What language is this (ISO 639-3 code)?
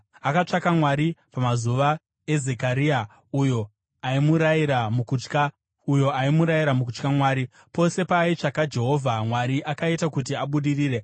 sna